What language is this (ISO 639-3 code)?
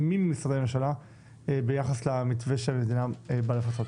heb